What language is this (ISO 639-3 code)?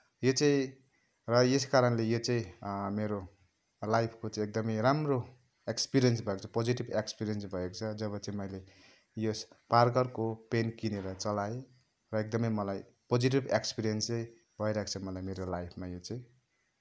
nep